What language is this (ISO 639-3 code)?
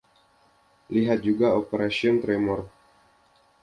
ind